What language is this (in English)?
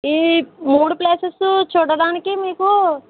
Telugu